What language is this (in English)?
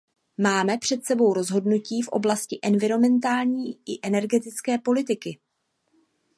Czech